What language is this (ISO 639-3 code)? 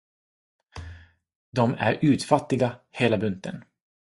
swe